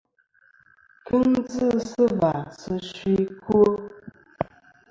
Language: Kom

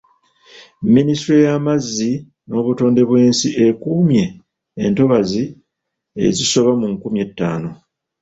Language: Ganda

